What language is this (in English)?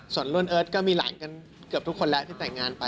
Thai